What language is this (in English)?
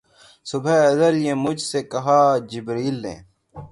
Urdu